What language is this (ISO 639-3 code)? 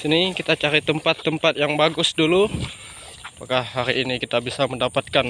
ind